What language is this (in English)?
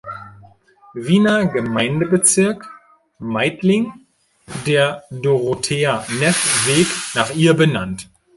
German